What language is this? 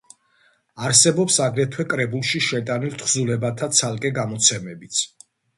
Georgian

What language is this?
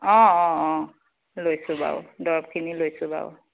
Assamese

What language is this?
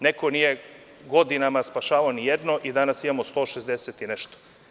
Serbian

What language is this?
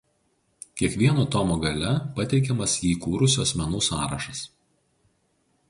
Lithuanian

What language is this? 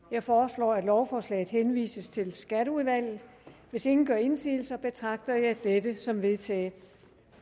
Danish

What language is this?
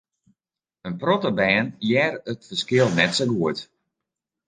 Western Frisian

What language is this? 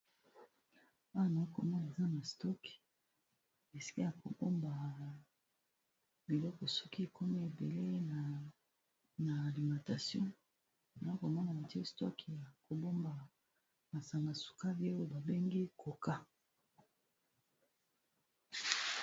Lingala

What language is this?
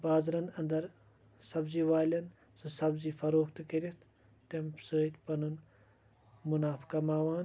Kashmiri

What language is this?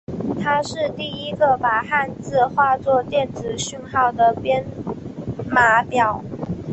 Chinese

